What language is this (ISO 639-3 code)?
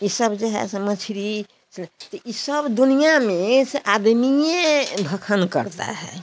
hin